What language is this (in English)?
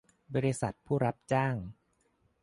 Thai